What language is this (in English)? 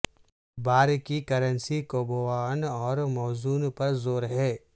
Urdu